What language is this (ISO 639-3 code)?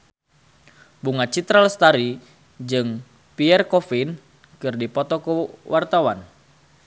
sun